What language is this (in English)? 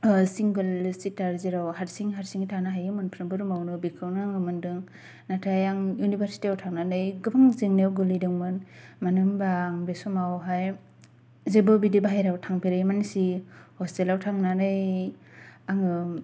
Bodo